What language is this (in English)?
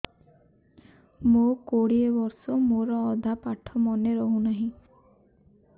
Odia